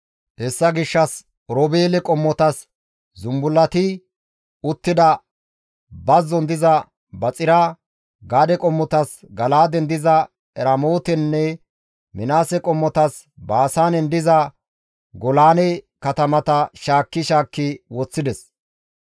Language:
Gamo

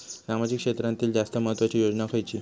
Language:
Marathi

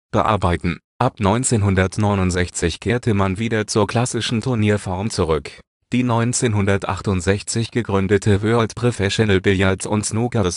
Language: German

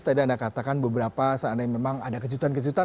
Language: Indonesian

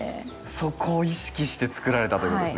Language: Japanese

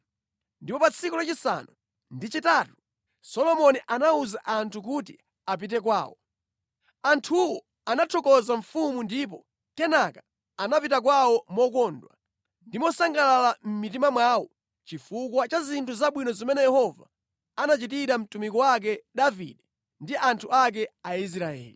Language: Nyanja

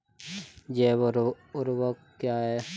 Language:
Hindi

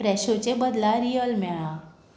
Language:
Konkani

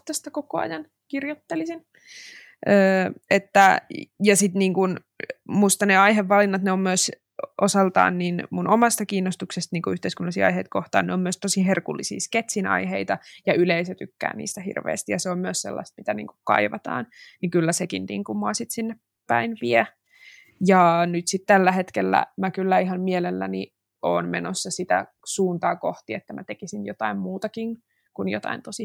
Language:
Finnish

